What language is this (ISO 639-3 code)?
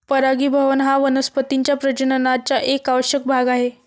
mar